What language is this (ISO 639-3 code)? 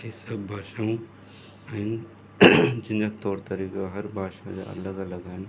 snd